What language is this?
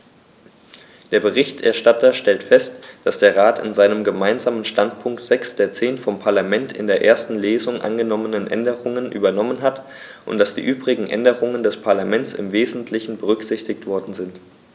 German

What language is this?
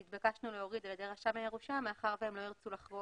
Hebrew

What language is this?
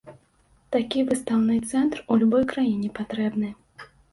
Belarusian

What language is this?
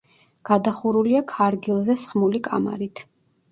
Georgian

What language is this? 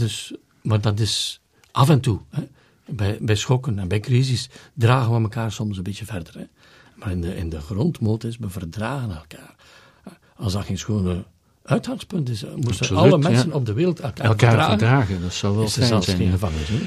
Dutch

